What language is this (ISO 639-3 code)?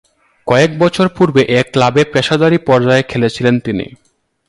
ben